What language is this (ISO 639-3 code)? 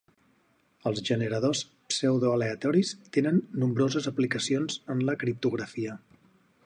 cat